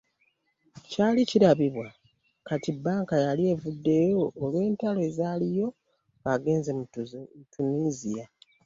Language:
Ganda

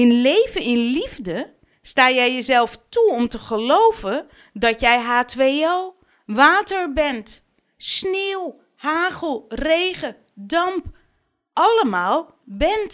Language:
Dutch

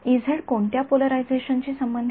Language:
Marathi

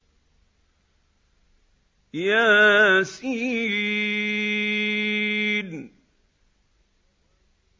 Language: Arabic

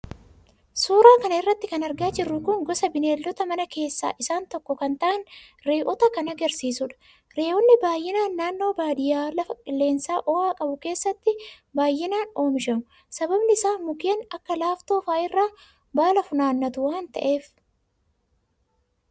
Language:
Oromo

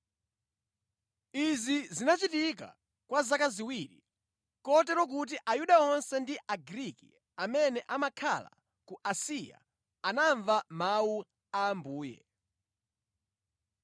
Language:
Nyanja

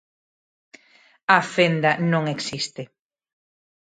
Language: Galician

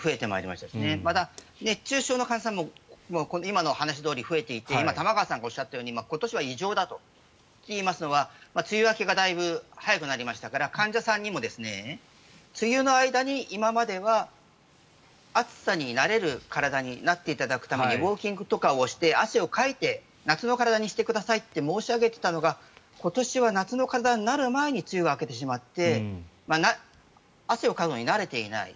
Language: Japanese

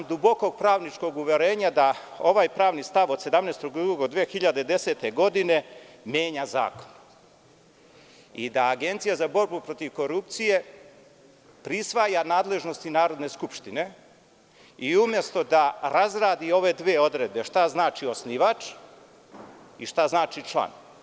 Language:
Serbian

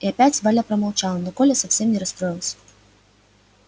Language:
Russian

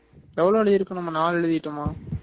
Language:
Tamil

